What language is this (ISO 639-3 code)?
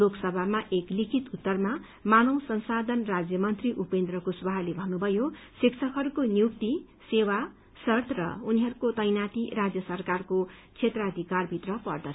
nep